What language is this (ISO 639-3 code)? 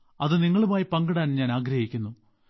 mal